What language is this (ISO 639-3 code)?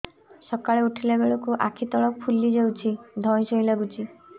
ori